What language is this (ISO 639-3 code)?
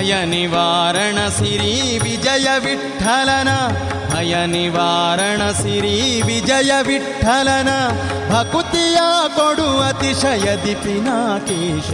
kan